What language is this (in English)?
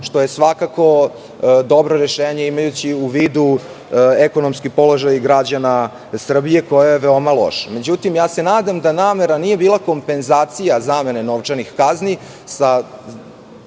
Serbian